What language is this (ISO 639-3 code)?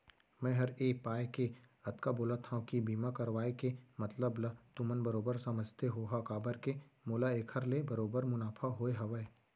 hne